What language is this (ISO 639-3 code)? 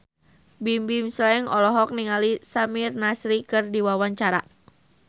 sun